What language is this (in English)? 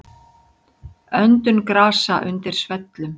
Icelandic